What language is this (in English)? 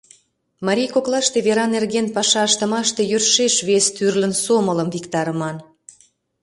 Mari